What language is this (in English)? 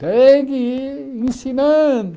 Portuguese